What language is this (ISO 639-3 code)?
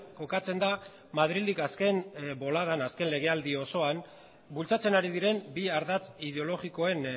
eus